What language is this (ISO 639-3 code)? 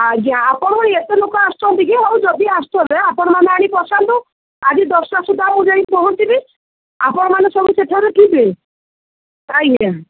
ori